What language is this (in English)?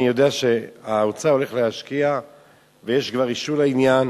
Hebrew